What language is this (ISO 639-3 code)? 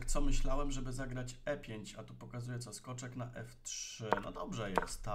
pol